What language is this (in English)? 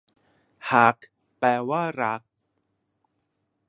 Thai